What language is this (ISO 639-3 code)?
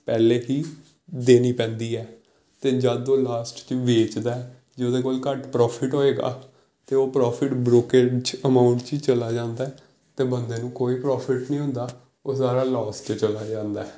pan